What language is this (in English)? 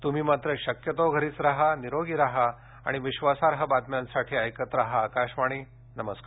Marathi